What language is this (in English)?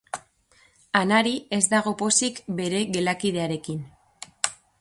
Basque